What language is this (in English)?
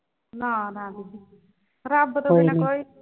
Punjabi